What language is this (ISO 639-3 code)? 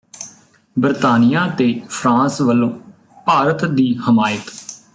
pan